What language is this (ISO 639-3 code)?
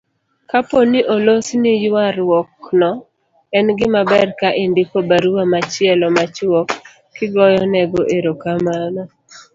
luo